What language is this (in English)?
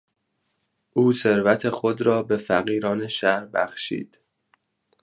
Persian